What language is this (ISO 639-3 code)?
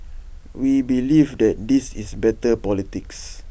eng